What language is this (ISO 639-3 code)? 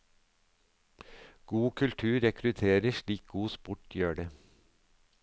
nor